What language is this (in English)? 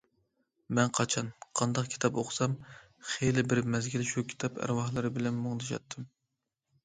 Uyghur